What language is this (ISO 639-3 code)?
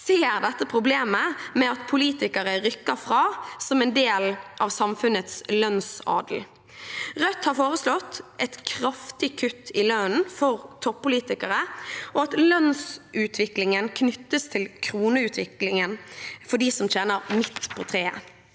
nor